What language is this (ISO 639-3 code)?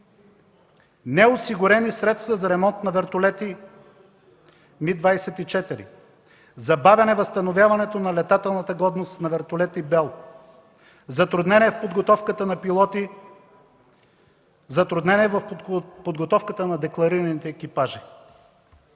bul